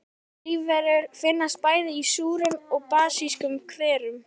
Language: Icelandic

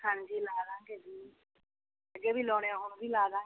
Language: Punjabi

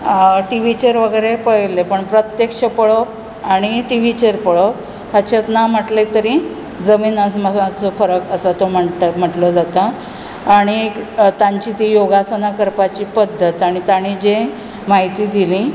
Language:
Konkani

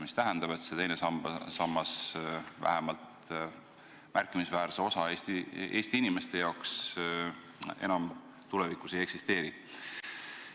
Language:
Estonian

